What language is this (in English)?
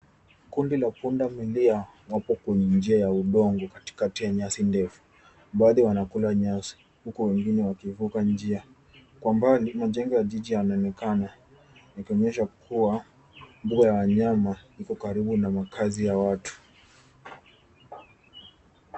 Swahili